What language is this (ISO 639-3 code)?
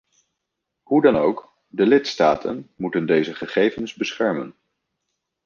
nld